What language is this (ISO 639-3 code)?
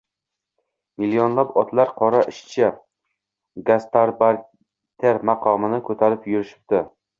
uzb